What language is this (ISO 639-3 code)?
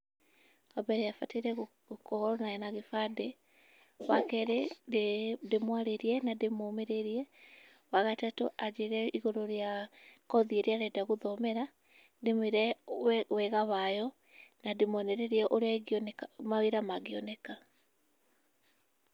kik